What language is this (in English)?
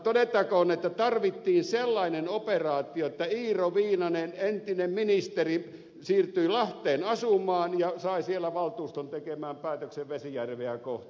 Finnish